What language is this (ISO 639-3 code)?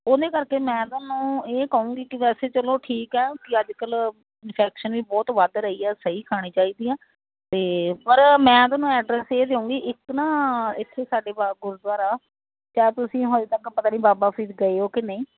pan